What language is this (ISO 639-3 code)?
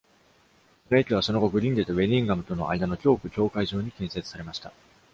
jpn